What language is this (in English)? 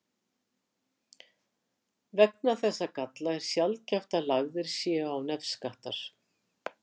Icelandic